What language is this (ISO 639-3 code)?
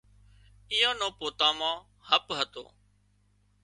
kxp